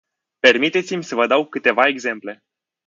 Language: Romanian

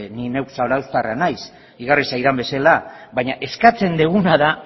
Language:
Basque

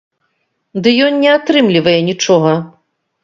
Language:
Belarusian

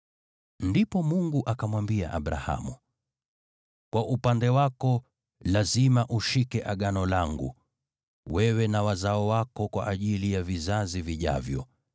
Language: Swahili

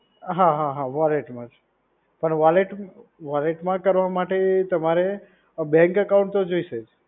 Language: Gujarati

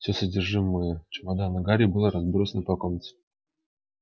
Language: Russian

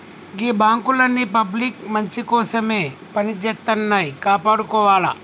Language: Telugu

